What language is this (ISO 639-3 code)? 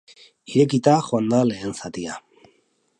eus